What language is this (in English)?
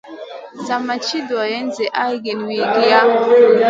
Masana